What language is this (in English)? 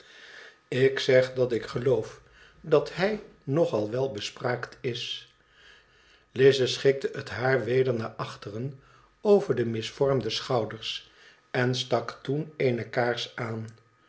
Dutch